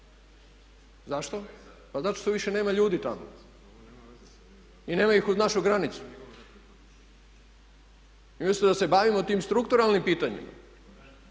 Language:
Croatian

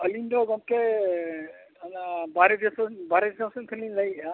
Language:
Santali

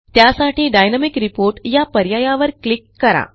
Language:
Marathi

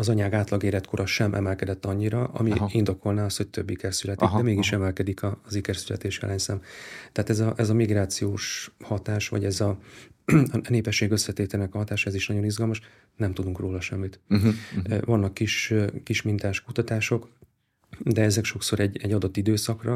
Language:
Hungarian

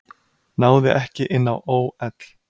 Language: Icelandic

